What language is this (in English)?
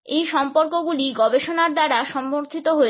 Bangla